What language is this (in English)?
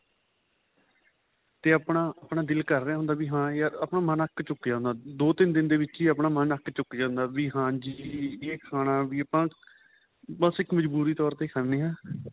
Punjabi